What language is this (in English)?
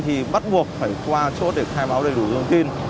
Vietnamese